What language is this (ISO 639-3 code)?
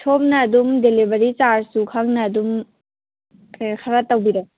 mni